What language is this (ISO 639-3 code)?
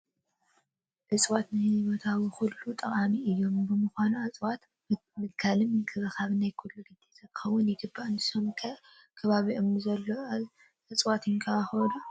tir